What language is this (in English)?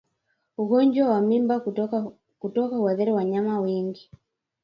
Swahili